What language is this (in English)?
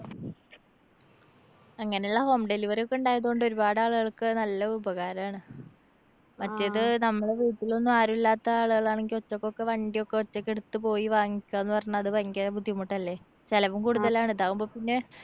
Malayalam